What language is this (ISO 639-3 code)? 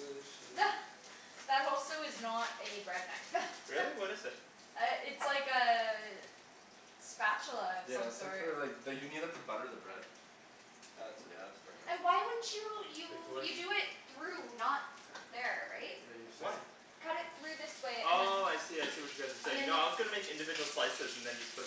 eng